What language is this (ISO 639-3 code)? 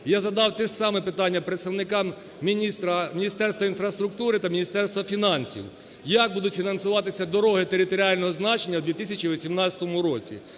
ukr